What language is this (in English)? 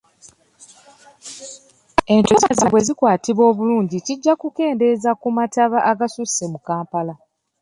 Ganda